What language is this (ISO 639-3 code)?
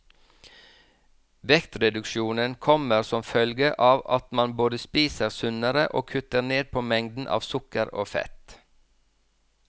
nor